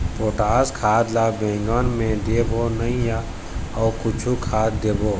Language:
Chhattisgarhi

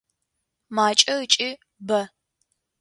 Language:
Adyghe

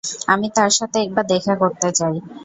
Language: Bangla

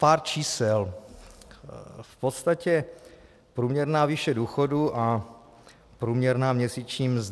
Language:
Czech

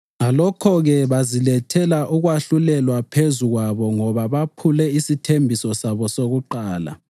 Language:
North Ndebele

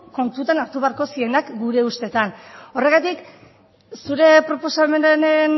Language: Basque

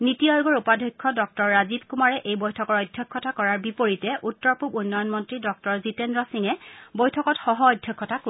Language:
Assamese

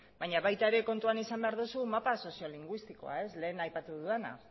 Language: Basque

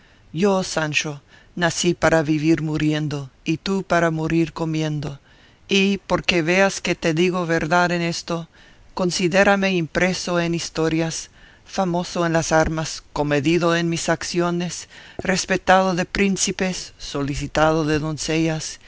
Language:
Spanish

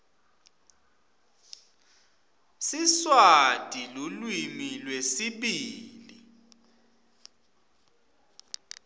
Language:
Swati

